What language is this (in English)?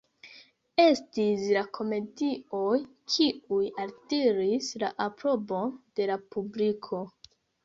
Esperanto